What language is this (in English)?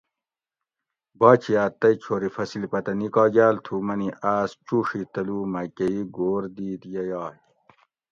Gawri